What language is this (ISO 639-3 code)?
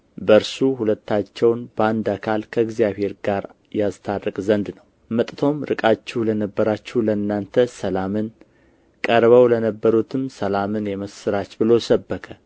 amh